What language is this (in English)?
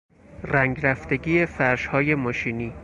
Persian